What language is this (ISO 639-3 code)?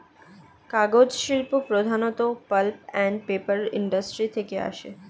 ben